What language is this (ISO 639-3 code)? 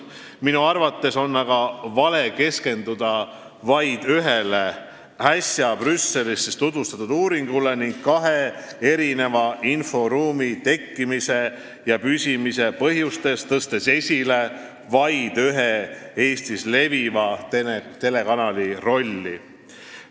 est